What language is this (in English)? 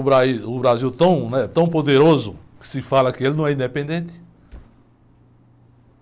Portuguese